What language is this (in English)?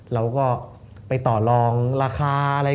Thai